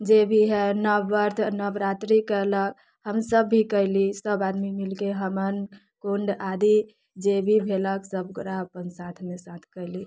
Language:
Maithili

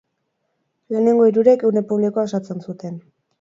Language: Basque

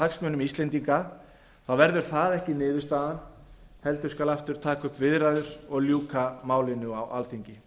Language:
Icelandic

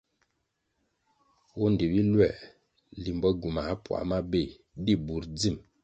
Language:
Kwasio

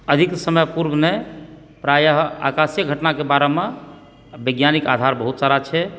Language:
Maithili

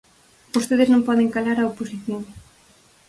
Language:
Galician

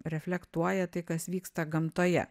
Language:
Lithuanian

